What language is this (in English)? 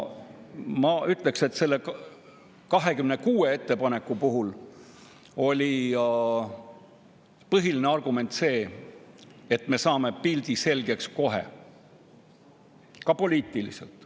Estonian